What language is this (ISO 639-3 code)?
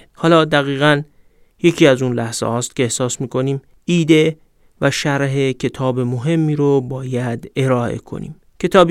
fas